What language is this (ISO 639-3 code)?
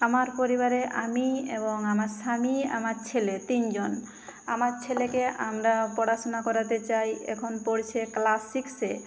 ben